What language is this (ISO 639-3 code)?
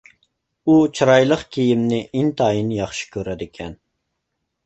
uig